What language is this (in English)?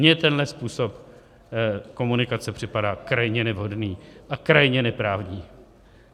Czech